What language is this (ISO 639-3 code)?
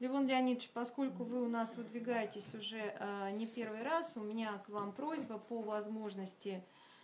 rus